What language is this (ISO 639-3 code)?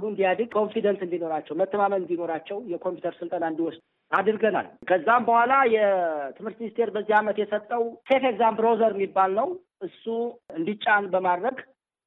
amh